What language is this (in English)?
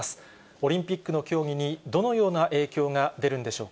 Japanese